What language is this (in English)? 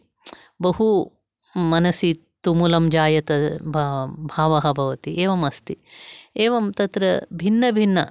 Sanskrit